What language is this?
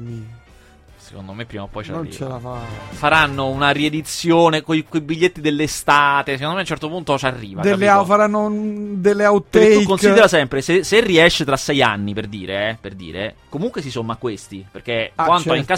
Italian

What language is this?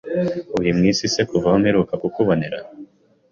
Kinyarwanda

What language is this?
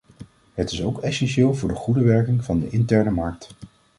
Dutch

